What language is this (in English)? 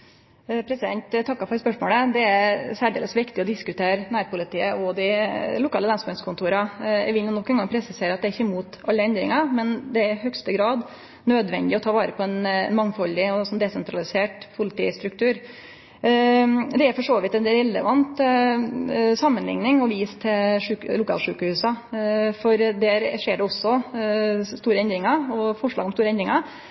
Norwegian Nynorsk